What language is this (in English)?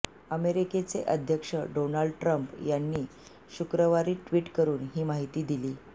Marathi